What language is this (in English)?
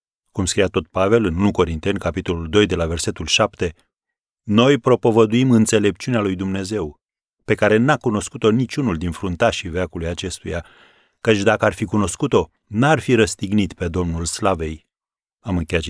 Romanian